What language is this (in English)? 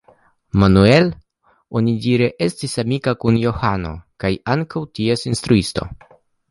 Esperanto